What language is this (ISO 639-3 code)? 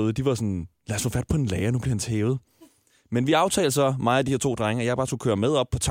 dan